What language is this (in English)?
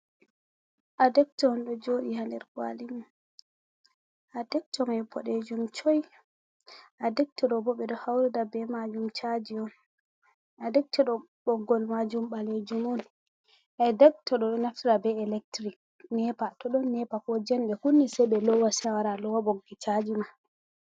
Fula